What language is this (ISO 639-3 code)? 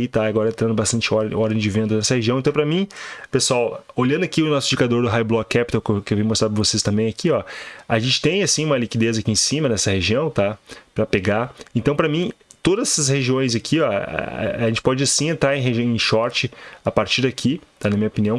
por